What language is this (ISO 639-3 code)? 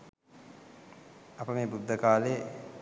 sin